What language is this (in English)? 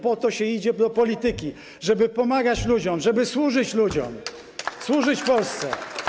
Polish